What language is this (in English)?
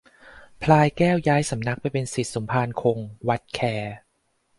Thai